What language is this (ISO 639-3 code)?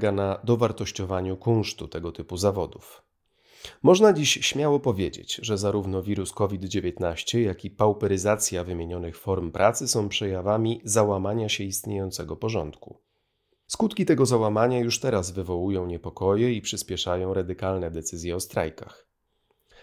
pol